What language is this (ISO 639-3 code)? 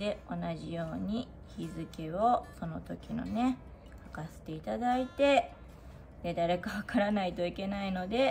jpn